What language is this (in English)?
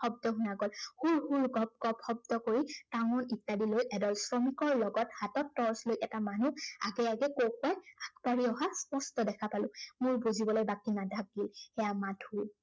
Assamese